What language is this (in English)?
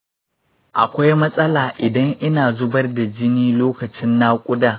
Hausa